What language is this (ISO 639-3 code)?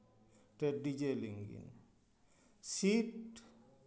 sat